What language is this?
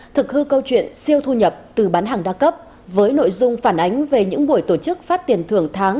Vietnamese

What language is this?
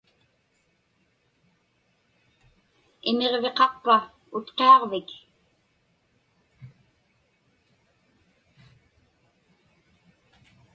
Inupiaq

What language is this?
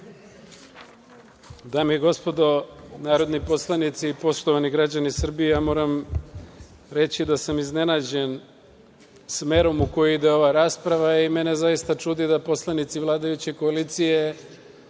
Serbian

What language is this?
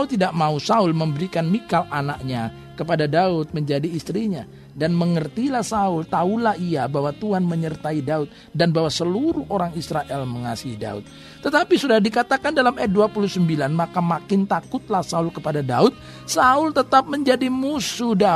Indonesian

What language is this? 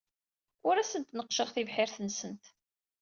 Kabyle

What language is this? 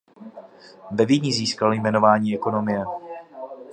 Czech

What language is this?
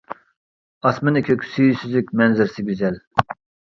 Uyghur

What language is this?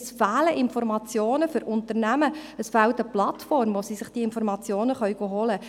Swiss German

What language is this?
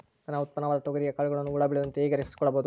Kannada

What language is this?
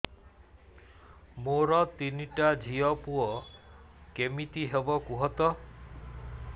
Odia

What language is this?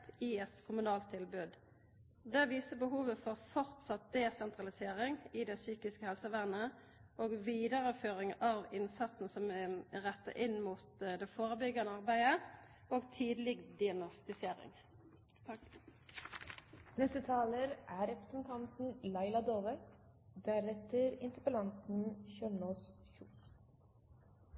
Norwegian Nynorsk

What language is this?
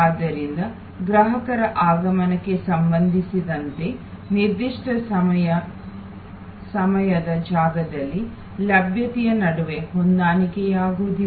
Kannada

